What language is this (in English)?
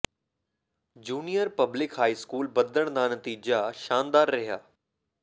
Punjabi